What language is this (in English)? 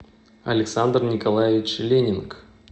Russian